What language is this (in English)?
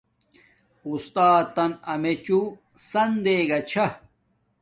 Domaaki